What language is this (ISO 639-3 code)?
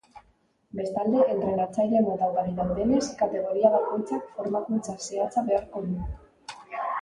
eus